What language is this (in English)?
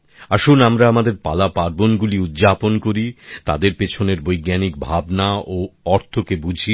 Bangla